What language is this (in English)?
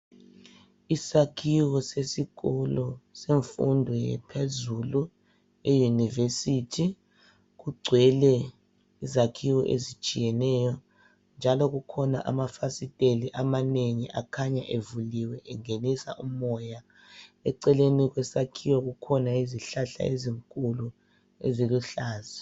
North Ndebele